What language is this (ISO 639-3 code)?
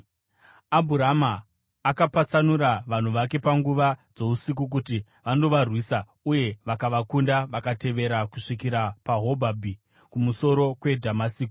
sna